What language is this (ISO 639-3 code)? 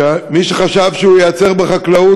heb